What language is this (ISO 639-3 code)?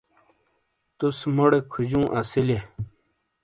scl